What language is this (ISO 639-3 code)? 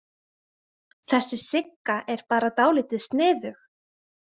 isl